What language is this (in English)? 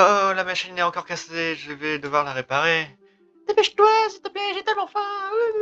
French